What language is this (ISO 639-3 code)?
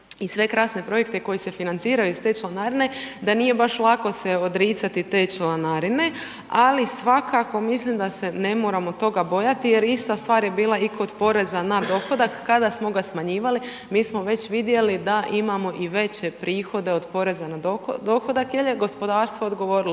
hrv